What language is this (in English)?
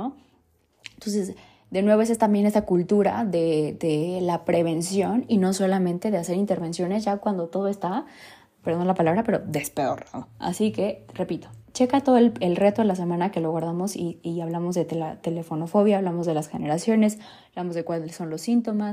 Spanish